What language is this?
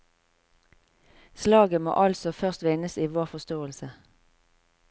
Norwegian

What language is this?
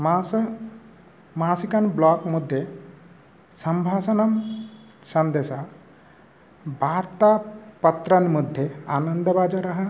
Sanskrit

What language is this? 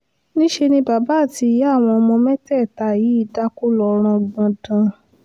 Yoruba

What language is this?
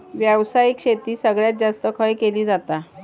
Marathi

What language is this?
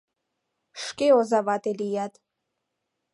Mari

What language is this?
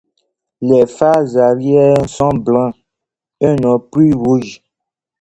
French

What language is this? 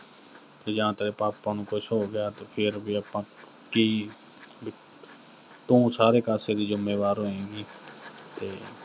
Punjabi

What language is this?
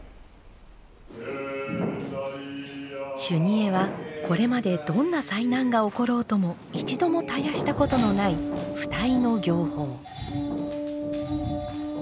Japanese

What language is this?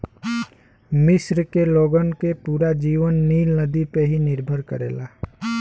Bhojpuri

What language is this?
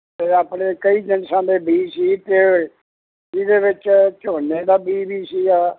Punjabi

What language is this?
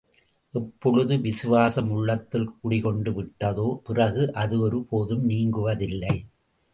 Tamil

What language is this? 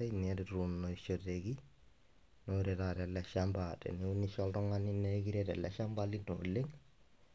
Masai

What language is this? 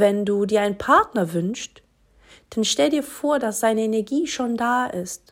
German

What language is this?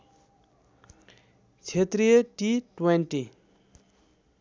Nepali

